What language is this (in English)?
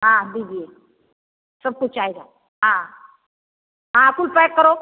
Hindi